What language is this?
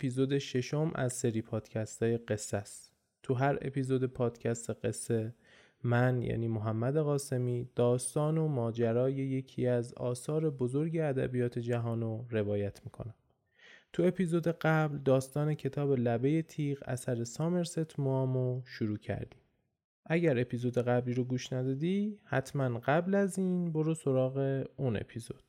Persian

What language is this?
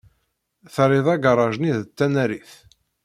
Kabyle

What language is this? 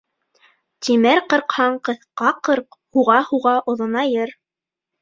Bashkir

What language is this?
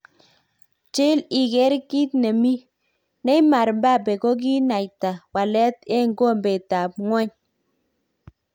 Kalenjin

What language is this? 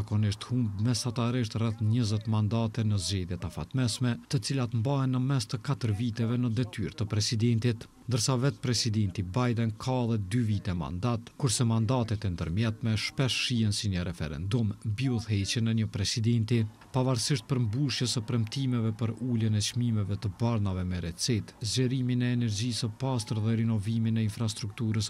Romanian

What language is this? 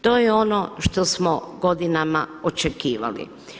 Croatian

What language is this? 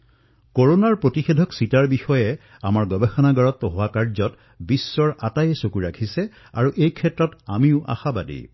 Assamese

